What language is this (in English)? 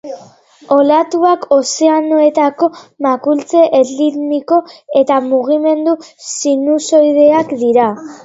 Basque